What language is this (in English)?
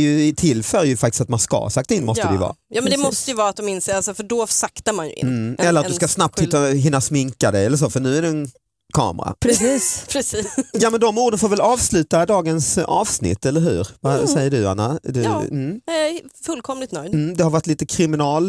Swedish